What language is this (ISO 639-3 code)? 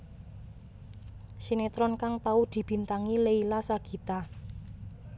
jav